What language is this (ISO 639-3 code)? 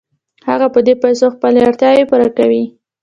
pus